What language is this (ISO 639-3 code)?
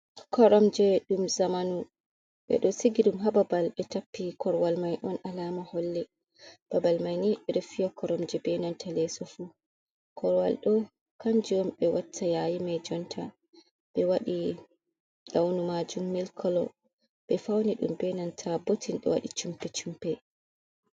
ful